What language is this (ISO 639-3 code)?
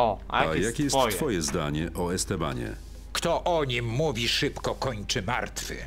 pol